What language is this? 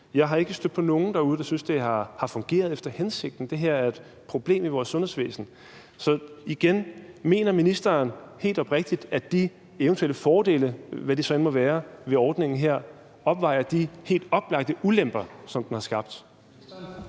Danish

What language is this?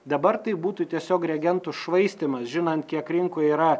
Lithuanian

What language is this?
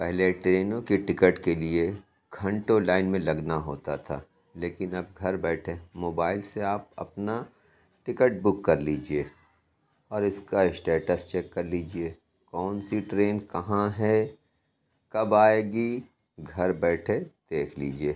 Urdu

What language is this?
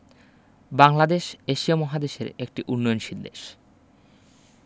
Bangla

